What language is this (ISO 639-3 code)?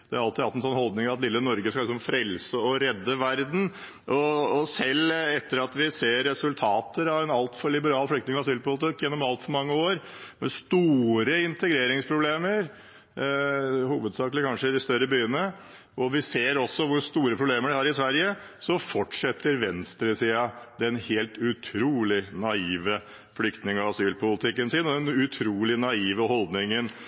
nob